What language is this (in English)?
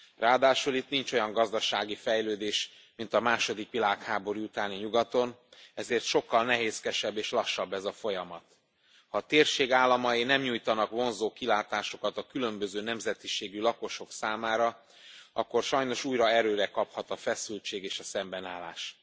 Hungarian